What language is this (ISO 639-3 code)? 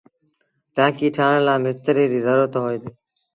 sbn